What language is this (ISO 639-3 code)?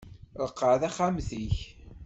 kab